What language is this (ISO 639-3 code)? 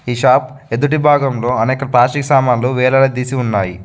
tel